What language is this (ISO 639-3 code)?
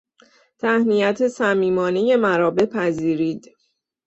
fas